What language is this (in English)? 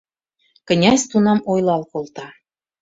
Mari